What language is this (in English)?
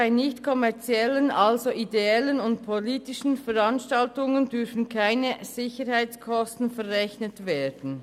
Swiss German